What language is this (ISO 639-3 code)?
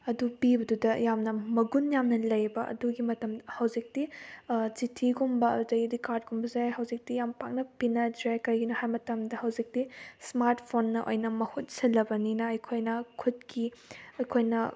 mni